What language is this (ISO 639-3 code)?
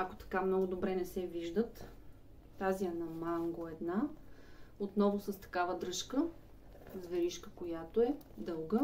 bul